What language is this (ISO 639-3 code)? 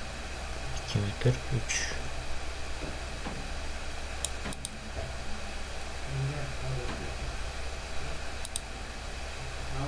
uzb